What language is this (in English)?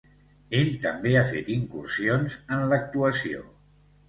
Catalan